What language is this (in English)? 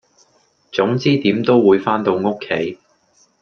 Cantonese